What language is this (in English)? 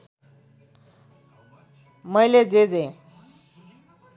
Nepali